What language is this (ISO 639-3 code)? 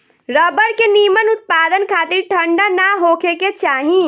bho